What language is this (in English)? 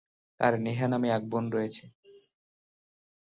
Bangla